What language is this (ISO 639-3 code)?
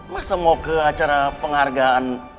ind